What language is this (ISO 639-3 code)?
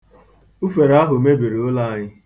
ibo